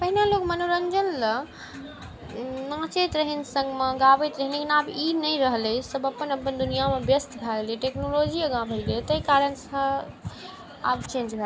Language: Maithili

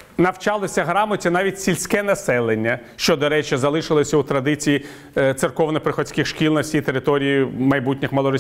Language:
Ukrainian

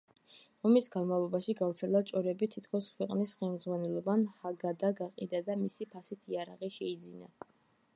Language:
Georgian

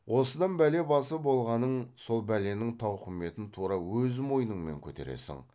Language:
Kazakh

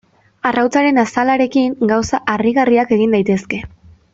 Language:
Basque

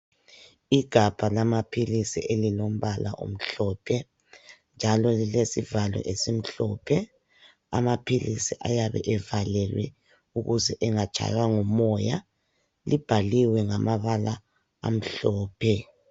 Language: North Ndebele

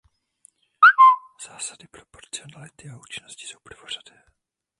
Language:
Czech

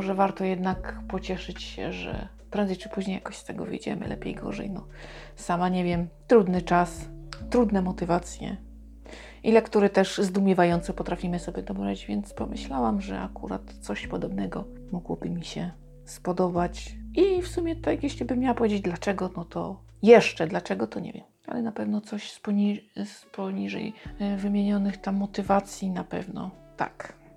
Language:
Polish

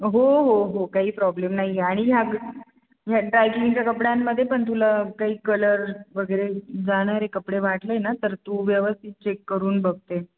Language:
Marathi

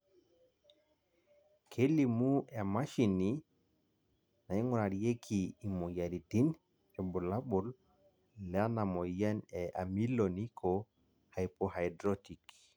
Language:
Masai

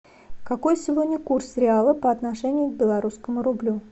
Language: Russian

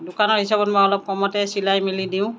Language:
Assamese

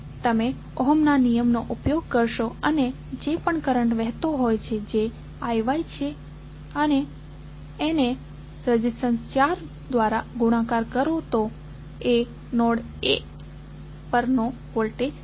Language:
Gujarati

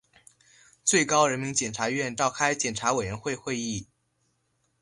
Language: Chinese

